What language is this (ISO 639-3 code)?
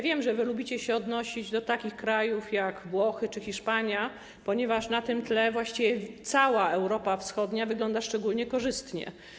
pol